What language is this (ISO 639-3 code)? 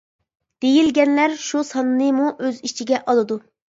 uig